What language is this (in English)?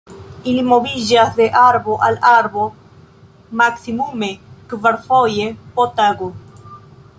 Esperanto